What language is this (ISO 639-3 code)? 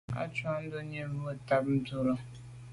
byv